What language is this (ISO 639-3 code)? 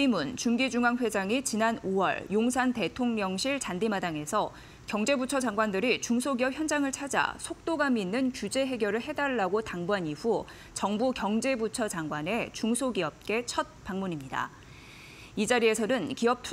kor